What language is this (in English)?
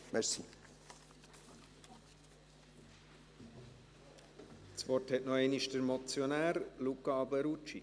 Swiss German